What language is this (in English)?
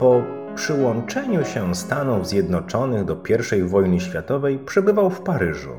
Polish